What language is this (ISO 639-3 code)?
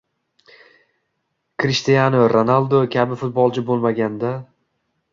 uzb